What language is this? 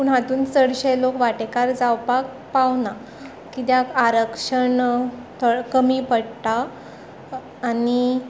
Konkani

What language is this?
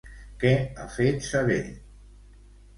Catalan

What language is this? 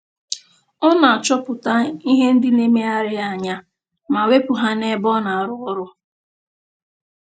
Igbo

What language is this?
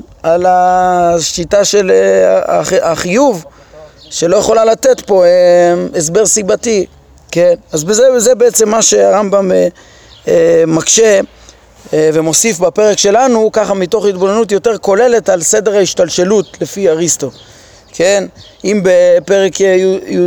Hebrew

